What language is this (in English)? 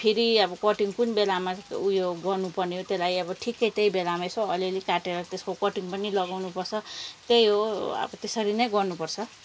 Nepali